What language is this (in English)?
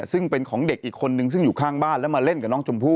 Thai